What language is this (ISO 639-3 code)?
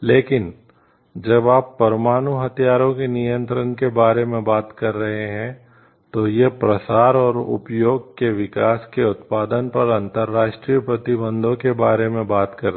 hin